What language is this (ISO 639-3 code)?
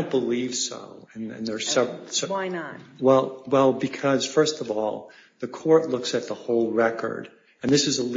eng